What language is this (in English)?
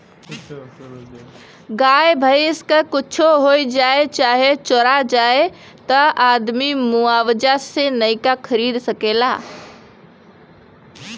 Bhojpuri